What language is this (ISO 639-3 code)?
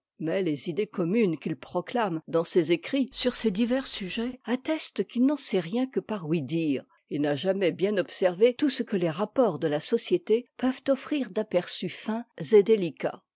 fra